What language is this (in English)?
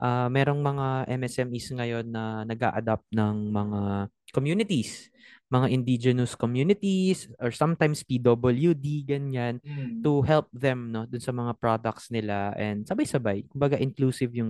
Filipino